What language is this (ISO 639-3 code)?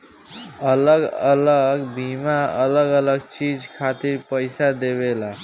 bho